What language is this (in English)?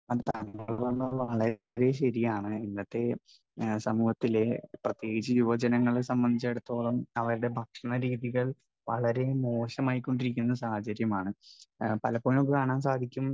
Malayalam